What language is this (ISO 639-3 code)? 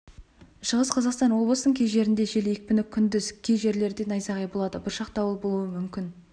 kaz